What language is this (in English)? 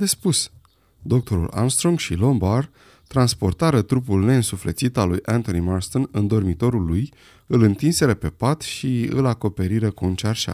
Romanian